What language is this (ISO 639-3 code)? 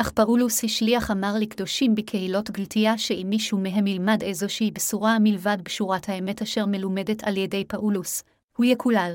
heb